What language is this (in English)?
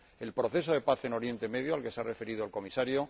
Spanish